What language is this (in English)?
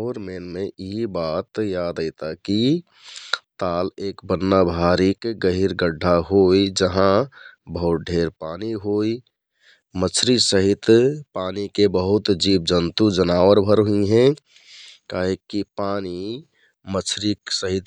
Kathoriya Tharu